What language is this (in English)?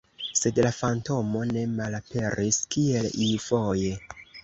Esperanto